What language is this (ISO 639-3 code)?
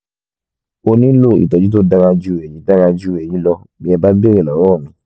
yor